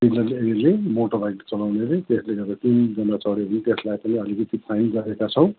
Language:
Nepali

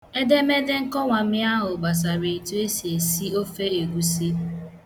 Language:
Igbo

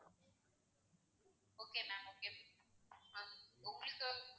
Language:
Tamil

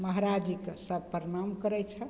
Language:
Maithili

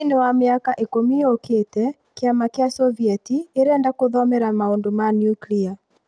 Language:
Kikuyu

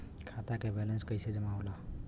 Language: Bhojpuri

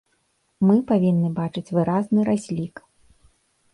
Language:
Belarusian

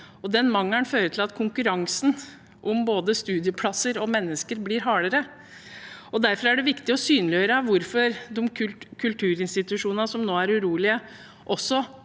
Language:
Norwegian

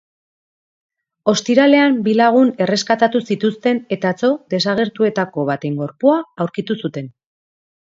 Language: Basque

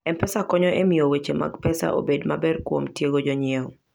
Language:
Luo (Kenya and Tanzania)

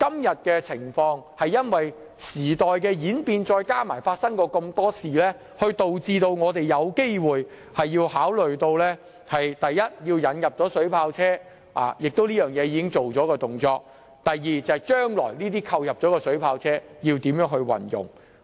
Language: Cantonese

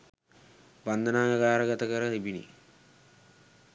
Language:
Sinhala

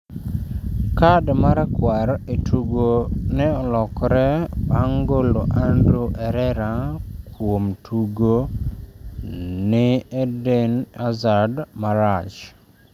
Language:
Luo (Kenya and Tanzania)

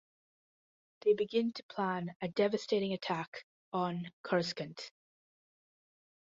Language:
English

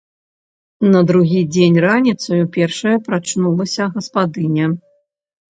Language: Belarusian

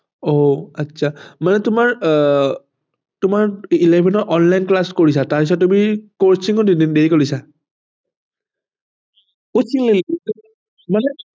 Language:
Assamese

